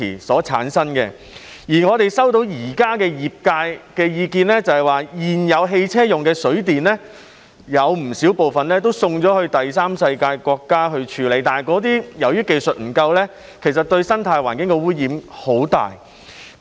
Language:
Cantonese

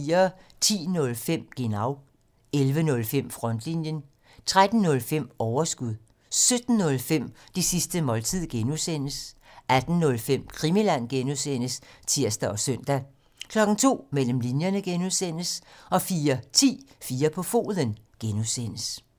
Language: Danish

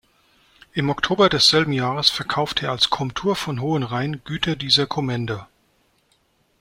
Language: German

